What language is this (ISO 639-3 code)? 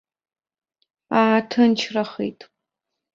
abk